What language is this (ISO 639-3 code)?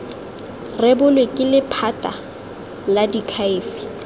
tsn